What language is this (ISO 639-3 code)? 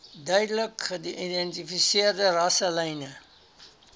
afr